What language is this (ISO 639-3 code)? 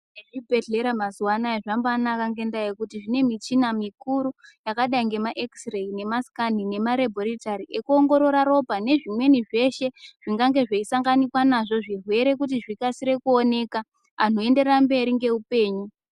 ndc